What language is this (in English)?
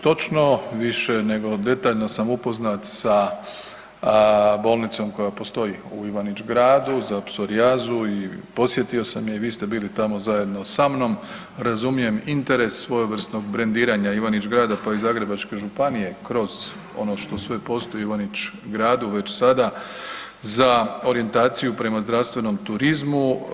Croatian